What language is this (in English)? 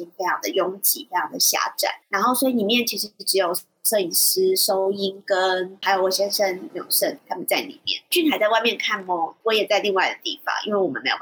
Chinese